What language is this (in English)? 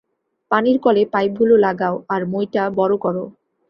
Bangla